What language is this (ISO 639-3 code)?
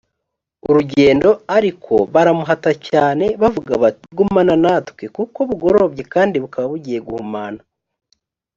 kin